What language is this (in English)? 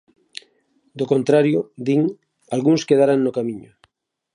Galician